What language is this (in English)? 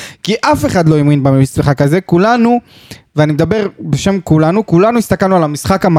Hebrew